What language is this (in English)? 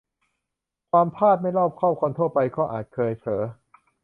Thai